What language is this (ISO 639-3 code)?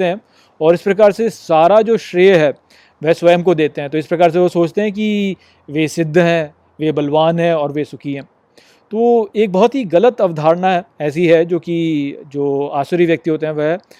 hin